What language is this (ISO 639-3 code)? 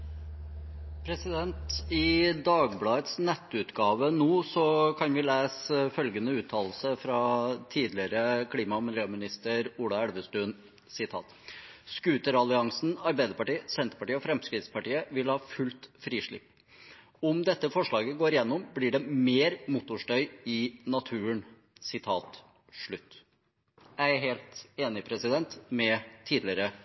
nor